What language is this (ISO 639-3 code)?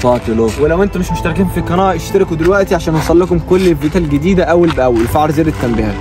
ara